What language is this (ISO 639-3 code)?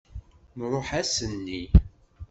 kab